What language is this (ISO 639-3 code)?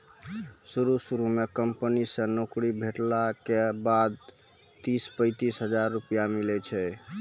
mai